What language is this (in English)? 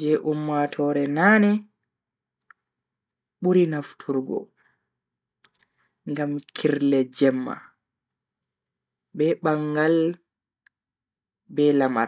Bagirmi Fulfulde